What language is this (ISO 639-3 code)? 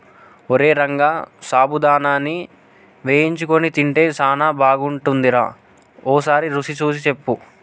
tel